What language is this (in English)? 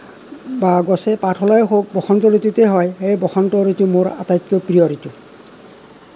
Assamese